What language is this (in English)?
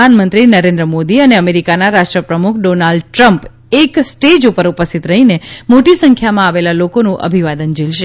Gujarati